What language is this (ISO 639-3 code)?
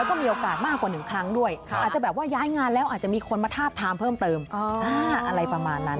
tha